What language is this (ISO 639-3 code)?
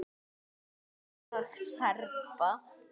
isl